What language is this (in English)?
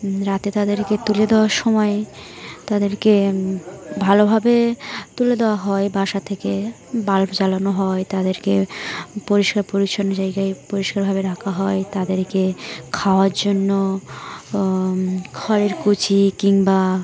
Bangla